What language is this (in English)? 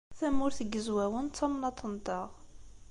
Kabyle